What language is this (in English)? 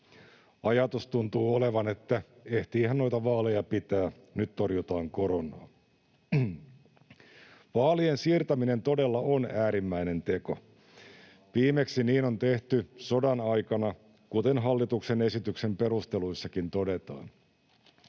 Finnish